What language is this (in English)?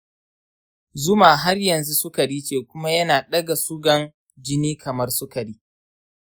Hausa